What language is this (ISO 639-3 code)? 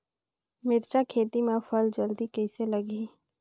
hne